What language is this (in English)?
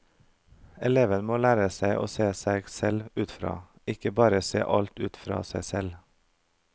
Norwegian